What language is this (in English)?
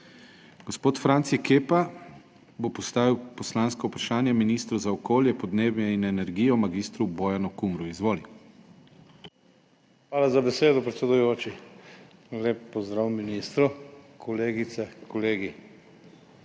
Slovenian